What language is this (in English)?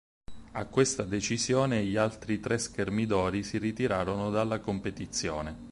Italian